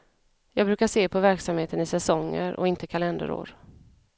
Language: Swedish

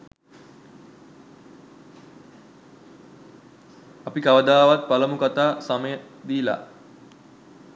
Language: Sinhala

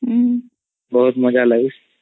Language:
Odia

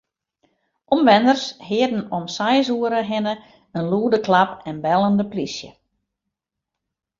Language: Western Frisian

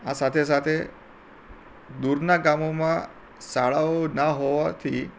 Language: Gujarati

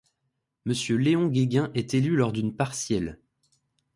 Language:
French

